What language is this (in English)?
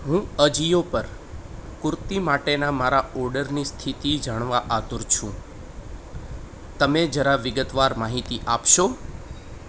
Gujarati